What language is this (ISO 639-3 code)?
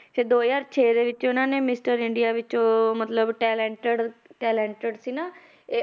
pan